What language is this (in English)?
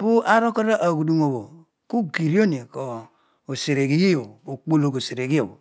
Odual